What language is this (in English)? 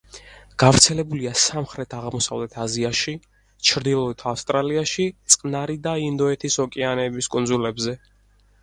Georgian